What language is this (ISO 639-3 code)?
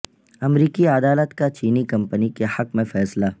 urd